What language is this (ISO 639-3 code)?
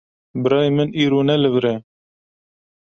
kur